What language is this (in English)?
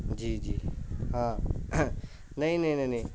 Urdu